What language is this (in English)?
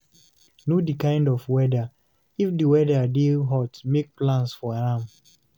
Nigerian Pidgin